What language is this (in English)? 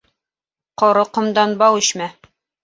Bashkir